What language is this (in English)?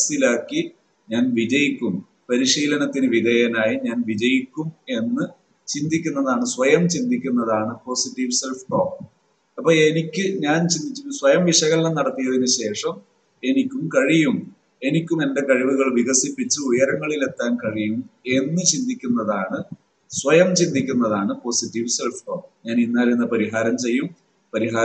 Malayalam